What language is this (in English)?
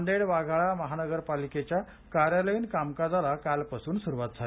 Marathi